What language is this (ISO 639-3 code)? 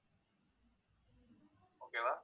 tam